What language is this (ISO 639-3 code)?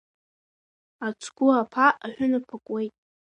abk